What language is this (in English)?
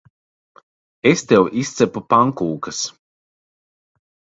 Latvian